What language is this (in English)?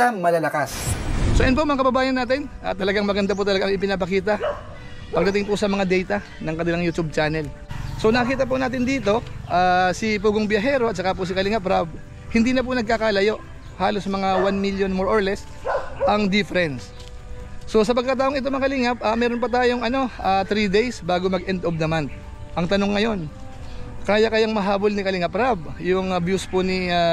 Filipino